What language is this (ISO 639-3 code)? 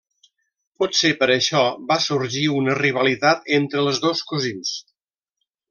cat